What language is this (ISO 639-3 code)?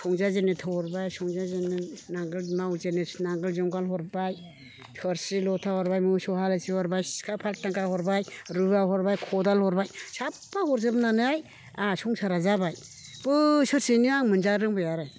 brx